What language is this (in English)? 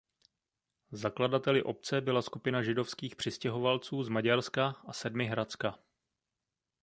Czech